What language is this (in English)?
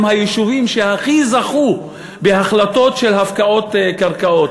Hebrew